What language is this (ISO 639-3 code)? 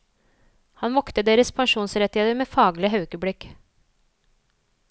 nor